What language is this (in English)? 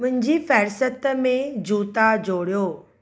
Sindhi